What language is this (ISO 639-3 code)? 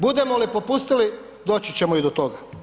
hrv